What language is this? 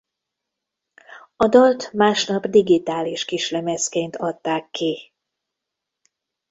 Hungarian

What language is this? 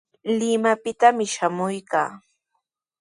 Sihuas Ancash Quechua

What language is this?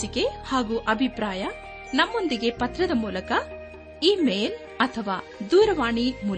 Kannada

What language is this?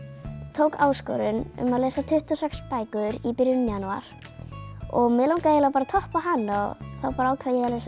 Icelandic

